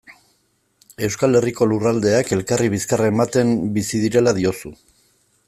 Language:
Basque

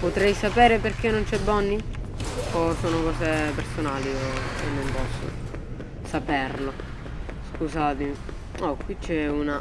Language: Italian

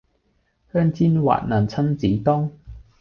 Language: Cantonese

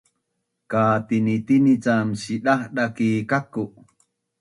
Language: Bunun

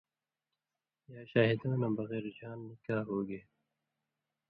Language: Indus Kohistani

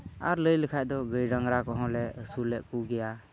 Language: Santali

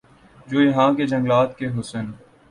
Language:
Urdu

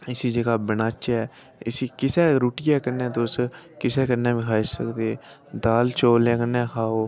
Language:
Dogri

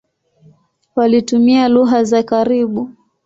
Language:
Swahili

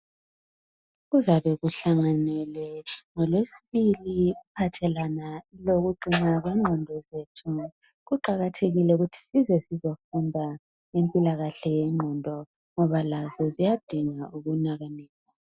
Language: North Ndebele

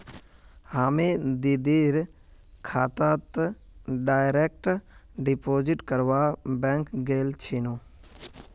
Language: Magahi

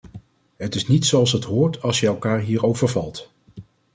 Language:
Dutch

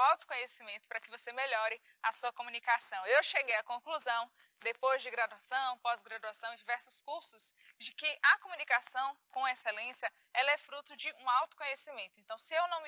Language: Portuguese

